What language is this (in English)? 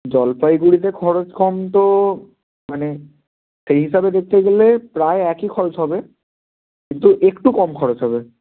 Bangla